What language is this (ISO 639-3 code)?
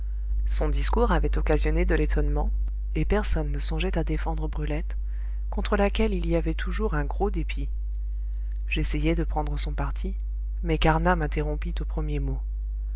fra